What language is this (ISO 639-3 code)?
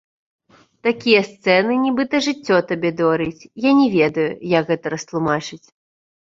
bel